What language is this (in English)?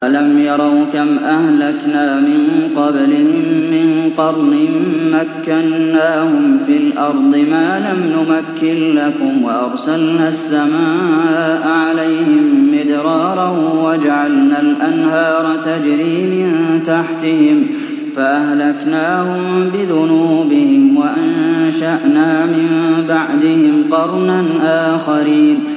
Arabic